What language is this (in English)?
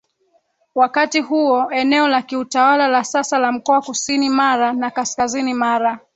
Swahili